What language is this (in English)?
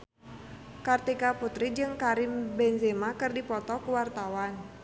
Sundanese